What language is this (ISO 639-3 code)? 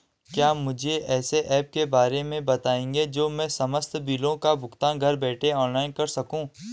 hin